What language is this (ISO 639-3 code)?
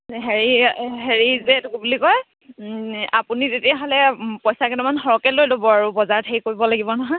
asm